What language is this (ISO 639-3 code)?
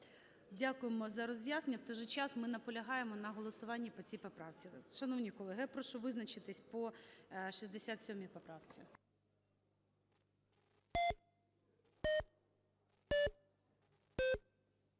ukr